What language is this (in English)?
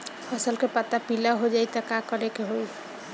Bhojpuri